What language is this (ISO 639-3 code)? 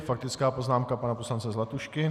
ces